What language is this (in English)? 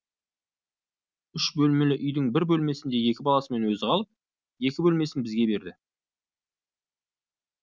Kazakh